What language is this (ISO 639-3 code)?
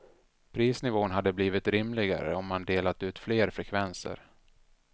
swe